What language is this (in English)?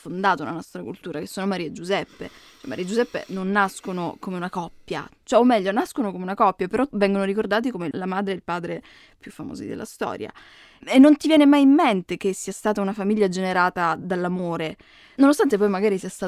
Italian